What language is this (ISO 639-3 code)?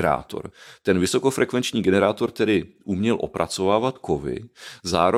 ces